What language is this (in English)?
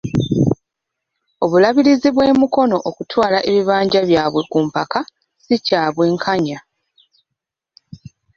Ganda